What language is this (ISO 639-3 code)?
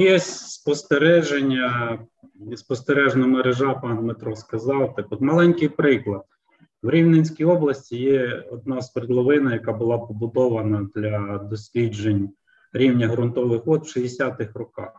ukr